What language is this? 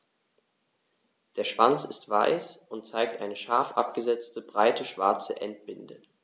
German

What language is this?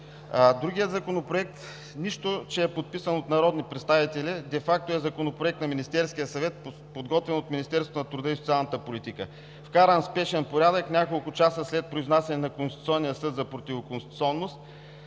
Bulgarian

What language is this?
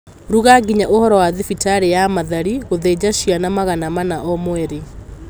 Kikuyu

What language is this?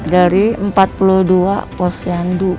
Indonesian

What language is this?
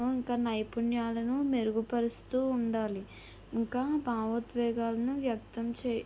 Telugu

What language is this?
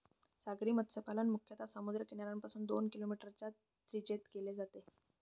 Marathi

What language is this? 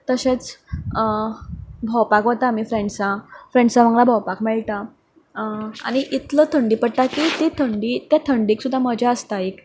Konkani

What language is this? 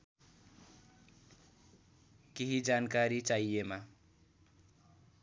Nepali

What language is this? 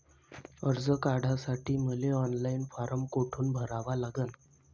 Marathi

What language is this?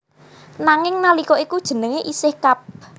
Javanese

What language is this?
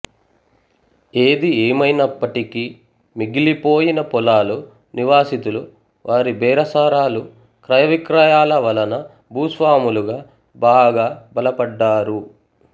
Telugu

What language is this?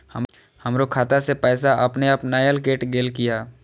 Maithili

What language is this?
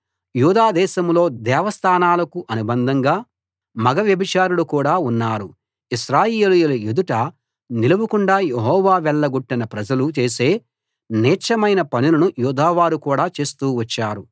Telugu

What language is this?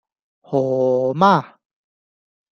Cantonese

